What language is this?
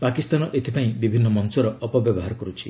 Odia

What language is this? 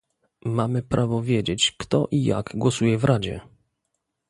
Polish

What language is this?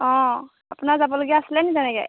Assamese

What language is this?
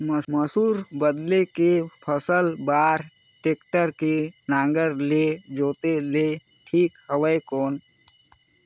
Chhattisgarhi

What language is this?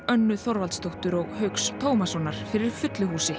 Icelandic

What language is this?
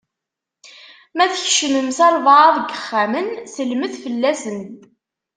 Kabyle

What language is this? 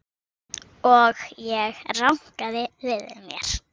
Icelandic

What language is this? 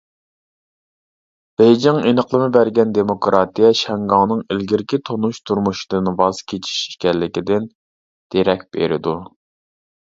Uyghur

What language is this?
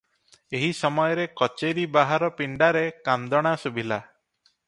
Odia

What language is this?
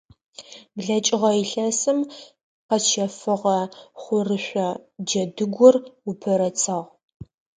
Adyghe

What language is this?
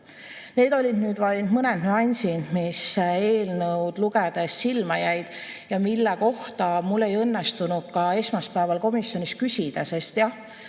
Estonian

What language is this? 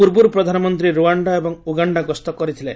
Odia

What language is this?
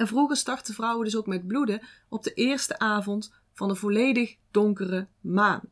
Dutch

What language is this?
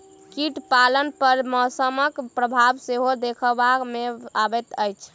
Maithili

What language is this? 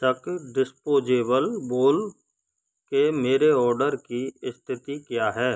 Hindi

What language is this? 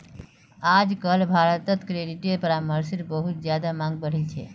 Magahi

